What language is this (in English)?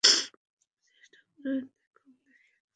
Bangla